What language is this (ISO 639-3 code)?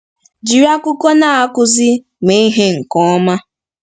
ibo